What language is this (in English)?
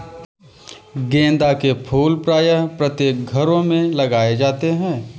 Hindi